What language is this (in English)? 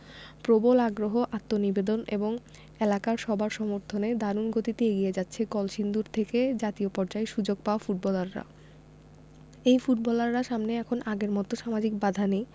Bangla